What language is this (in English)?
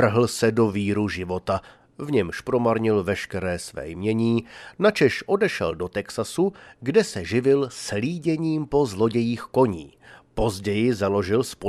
Czech